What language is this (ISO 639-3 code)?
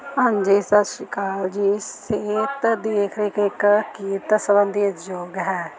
pan